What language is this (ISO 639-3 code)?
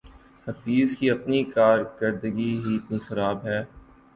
urd